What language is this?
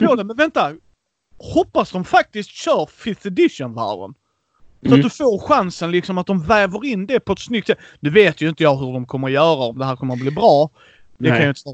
Swedish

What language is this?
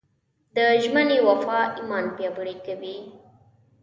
Pashto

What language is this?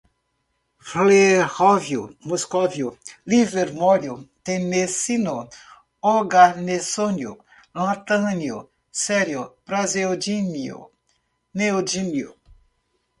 Portuguese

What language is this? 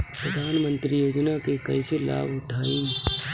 Bhojpuri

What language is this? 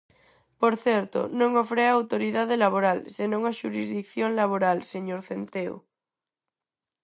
Galician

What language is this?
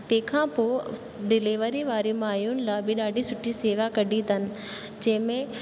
Sindhi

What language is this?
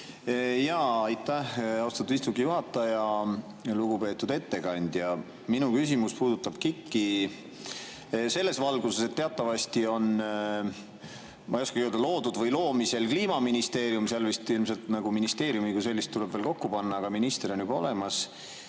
Estonian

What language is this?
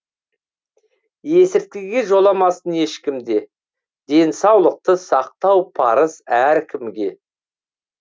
Kazakh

